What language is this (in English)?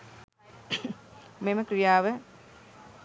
Sinhala